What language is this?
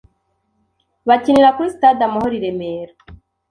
Kinyarwanda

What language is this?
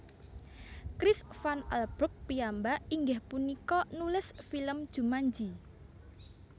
Javanese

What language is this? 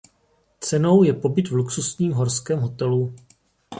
Czech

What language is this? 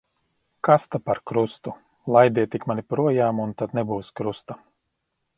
Latvian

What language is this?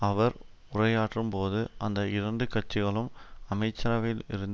Tamil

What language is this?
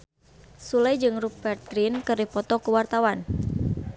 Sundanese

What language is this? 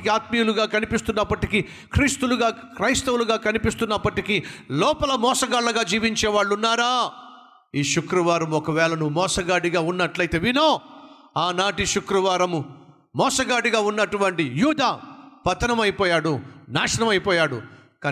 Telugu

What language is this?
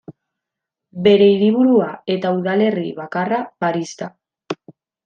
Basque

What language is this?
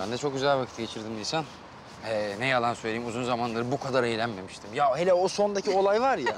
Turkish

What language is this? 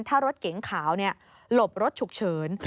Thai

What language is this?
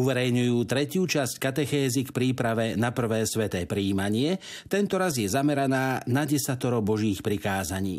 Slovak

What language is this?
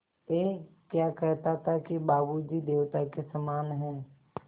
Hindi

